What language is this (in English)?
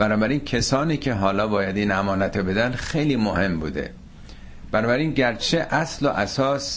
Persian